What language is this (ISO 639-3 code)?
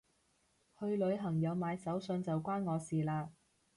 yue